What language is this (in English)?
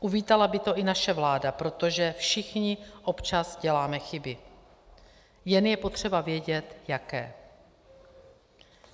Czech